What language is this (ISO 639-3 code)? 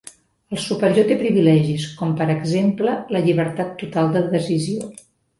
cat